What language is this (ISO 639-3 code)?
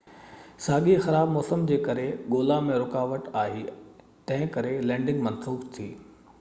snd